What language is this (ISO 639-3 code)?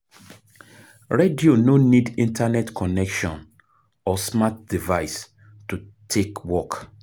pcm